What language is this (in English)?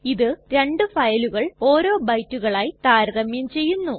Malayalam